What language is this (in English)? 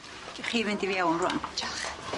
Welsh